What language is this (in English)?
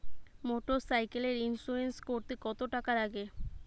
Bangla